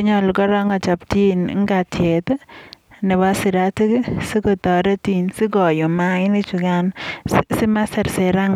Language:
Kalenjin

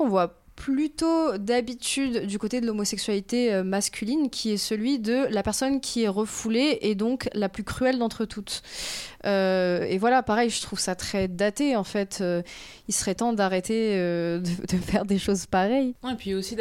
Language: French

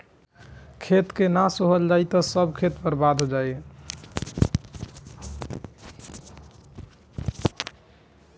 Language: Bhojpuri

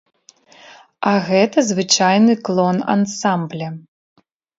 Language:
Belarusian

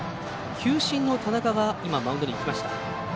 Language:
Japanese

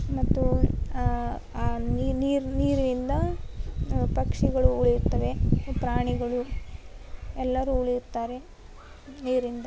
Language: Kannada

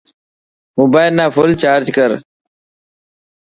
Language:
Dhatki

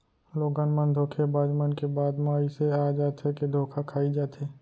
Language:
Chhattisgarhi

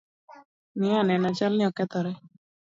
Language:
Luo (Kenya and Tanzania)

